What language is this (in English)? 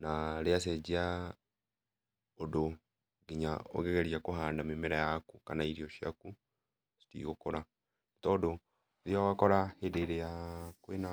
Kikuyu